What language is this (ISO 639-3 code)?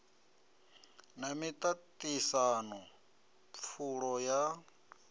ven